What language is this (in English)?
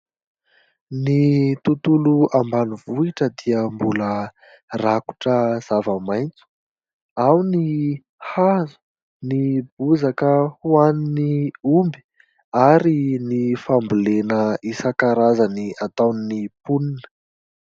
Malagasy